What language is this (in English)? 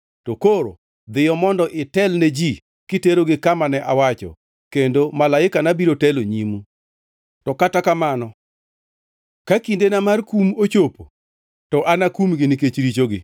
Luo (Kenya and Tanzania)